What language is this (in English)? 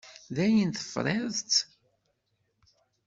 Kabyle